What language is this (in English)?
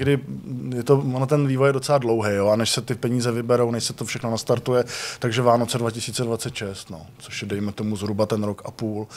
Czech